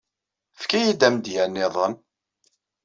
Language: Kabyle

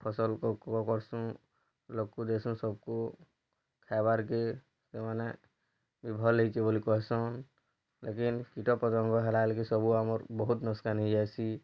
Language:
Odia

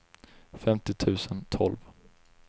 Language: Swedish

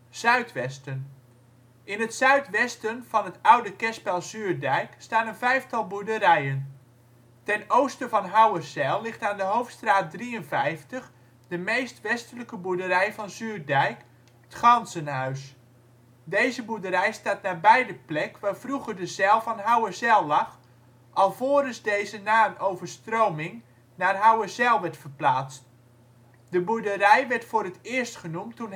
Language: Dutch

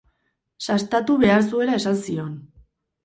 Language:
Basque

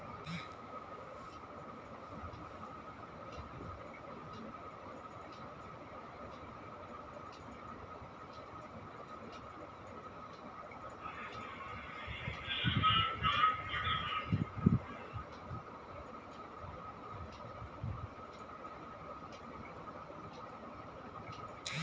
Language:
Bhojpuri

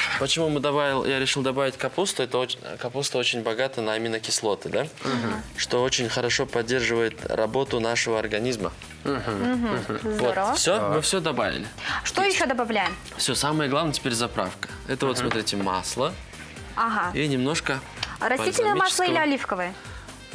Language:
Russian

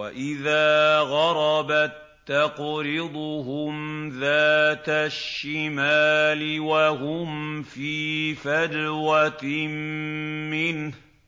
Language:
Arabic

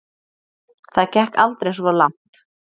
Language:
Icelandic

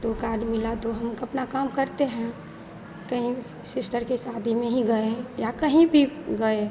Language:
Hindi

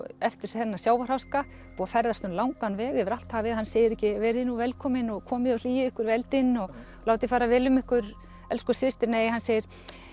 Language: Icelandic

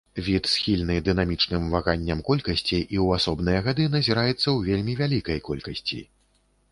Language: Belarusian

